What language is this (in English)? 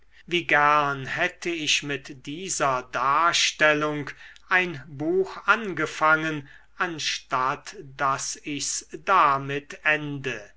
German